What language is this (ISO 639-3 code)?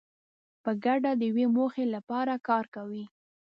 pus